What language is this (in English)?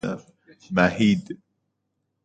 Persian